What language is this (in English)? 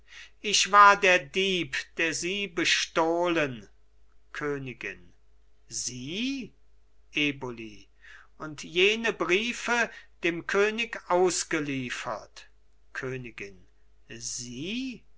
German